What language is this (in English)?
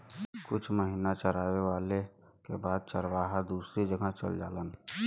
Bhojpuri